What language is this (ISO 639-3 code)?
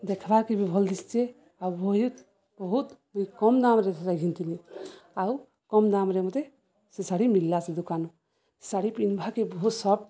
ori